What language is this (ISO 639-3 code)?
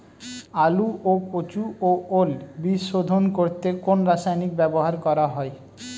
ben